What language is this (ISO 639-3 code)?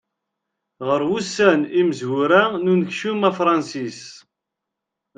kab